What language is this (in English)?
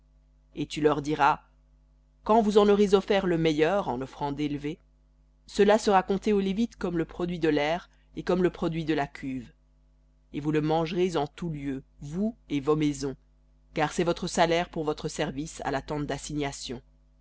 French